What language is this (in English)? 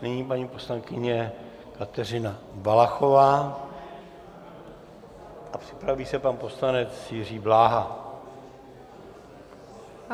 Czech